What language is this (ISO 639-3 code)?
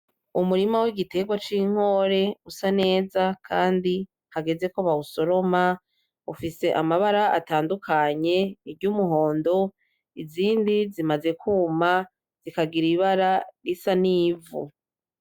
run